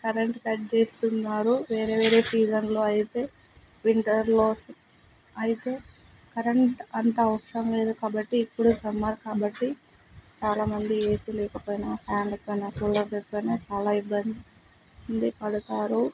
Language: Telugu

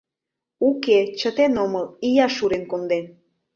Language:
Mari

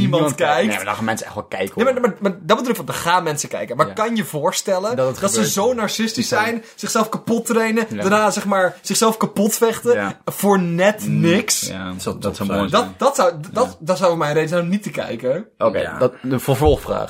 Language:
Dutch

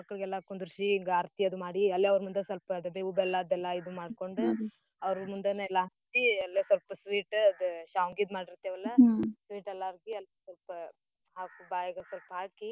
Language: Kannada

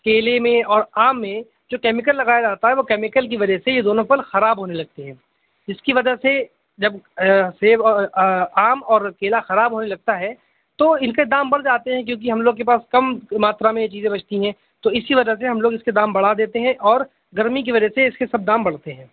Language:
Urdu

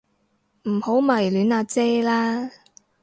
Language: Cantonese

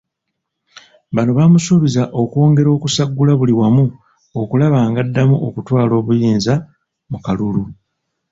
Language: Ganda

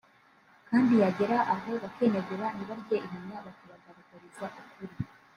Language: Kinyarwanda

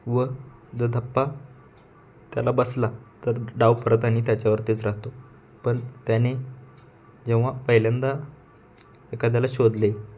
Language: Marathi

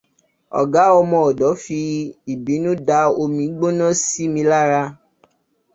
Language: Yoruba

